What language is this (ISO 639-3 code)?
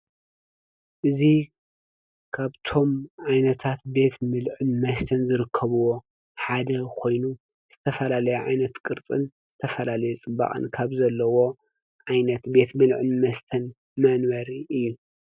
tir